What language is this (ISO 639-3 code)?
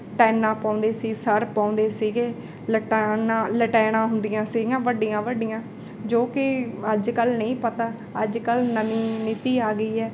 pan